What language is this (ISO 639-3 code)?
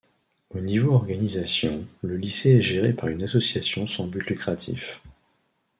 fra